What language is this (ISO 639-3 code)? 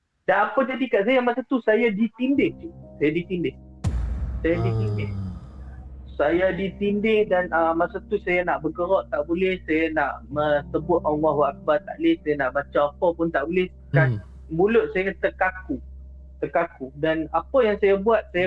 msa